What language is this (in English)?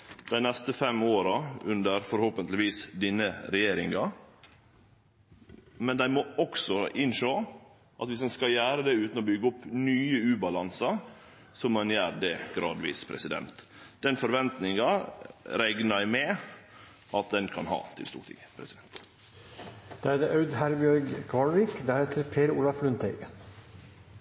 Norwegian Nynorsk